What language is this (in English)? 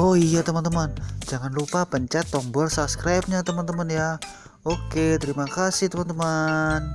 Indonesian